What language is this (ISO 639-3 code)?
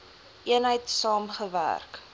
afr